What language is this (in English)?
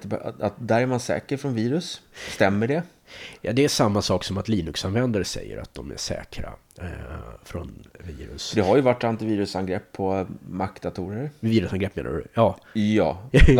Swedish